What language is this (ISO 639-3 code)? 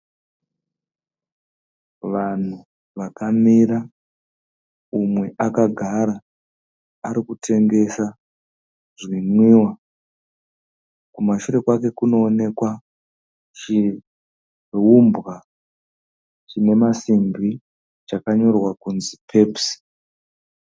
sna